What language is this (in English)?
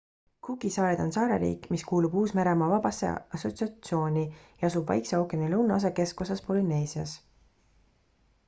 Estonian